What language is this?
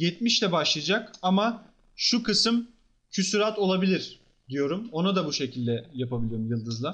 Turkish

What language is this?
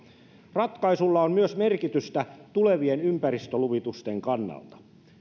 Finnish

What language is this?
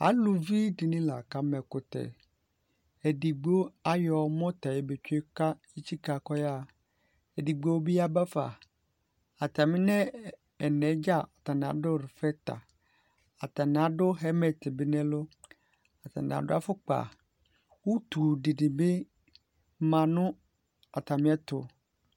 Ikposo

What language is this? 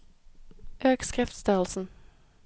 Norwegian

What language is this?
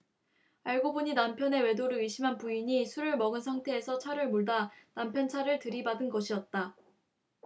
Korean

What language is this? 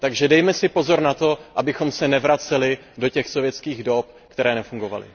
Czech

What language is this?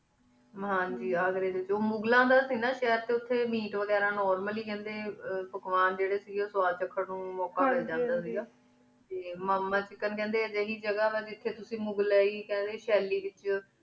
Punjabi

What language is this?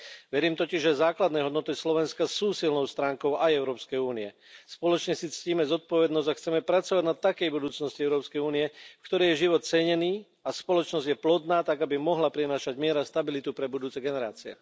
Slovak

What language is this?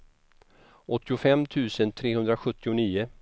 Swedish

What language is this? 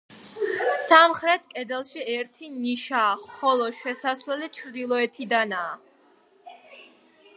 Georgian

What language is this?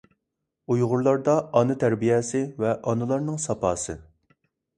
Uyghur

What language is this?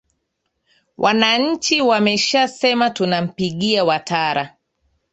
Swahili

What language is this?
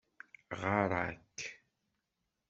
Kabyle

